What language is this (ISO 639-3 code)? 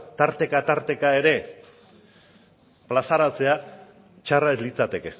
eus